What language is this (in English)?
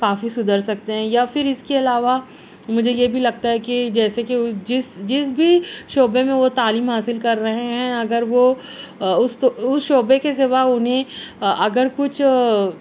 Urdu